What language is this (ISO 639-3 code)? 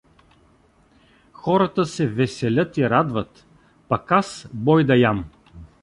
bul